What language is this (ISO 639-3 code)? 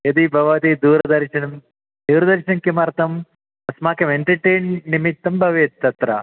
san